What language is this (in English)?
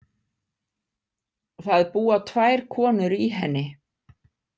Icelandic